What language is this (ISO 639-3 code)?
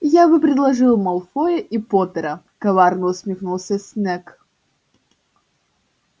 rus